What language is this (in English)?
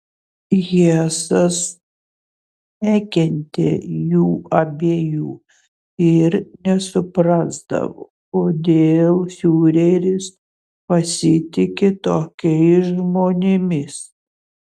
Lithuanian